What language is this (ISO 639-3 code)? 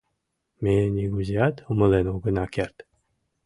chm